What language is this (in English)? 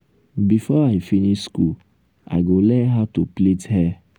Nigerian Pidgin